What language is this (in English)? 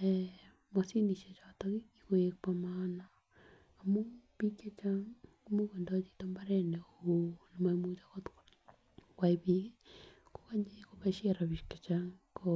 Kalenjin